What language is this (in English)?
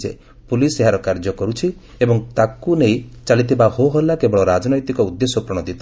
Odia